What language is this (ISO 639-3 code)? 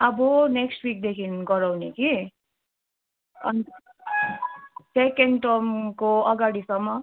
nep